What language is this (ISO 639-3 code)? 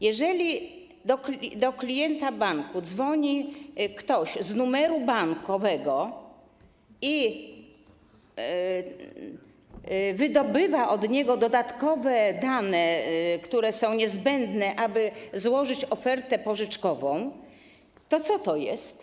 pol